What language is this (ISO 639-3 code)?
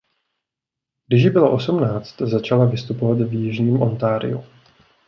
ces